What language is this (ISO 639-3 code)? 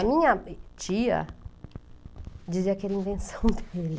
por